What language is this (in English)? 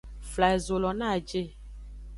Aja (Benin)